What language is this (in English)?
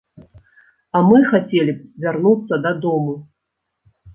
Belarusian